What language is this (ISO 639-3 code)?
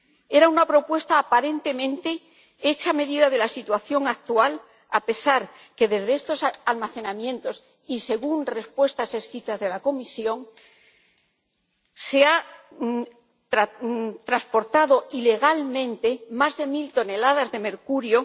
spa